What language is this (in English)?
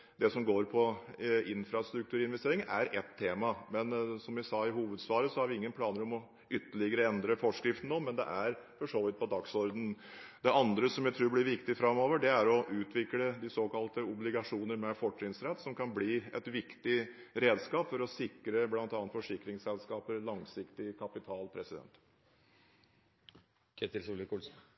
Norwegian Bokmål